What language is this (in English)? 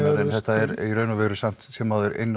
Icelandic